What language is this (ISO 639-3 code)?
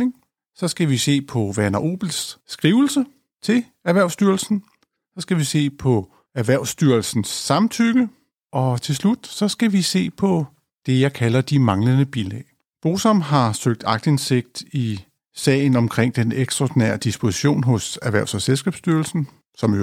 dan